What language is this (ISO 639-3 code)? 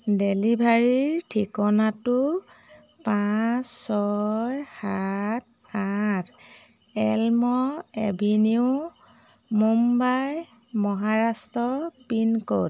asm